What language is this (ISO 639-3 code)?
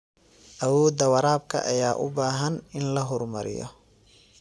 som